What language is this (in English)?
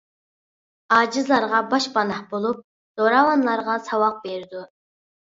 Uyghur